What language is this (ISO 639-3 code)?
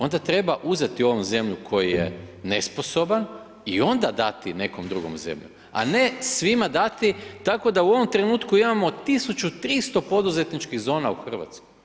hrv